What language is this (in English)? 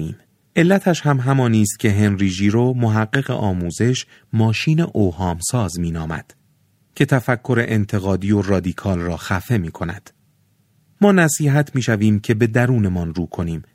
Persian